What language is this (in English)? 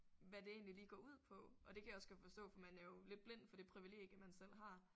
Danish